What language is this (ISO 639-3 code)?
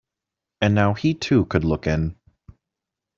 eng